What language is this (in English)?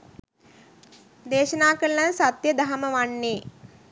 Sinhala